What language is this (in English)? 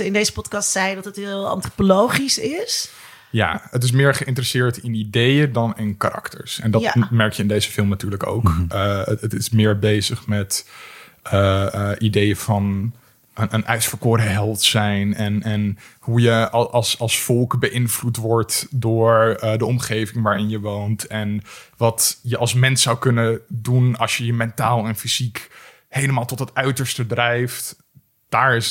Dutch